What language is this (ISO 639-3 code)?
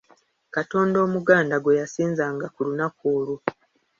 lug